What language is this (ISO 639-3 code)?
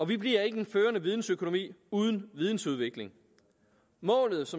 dan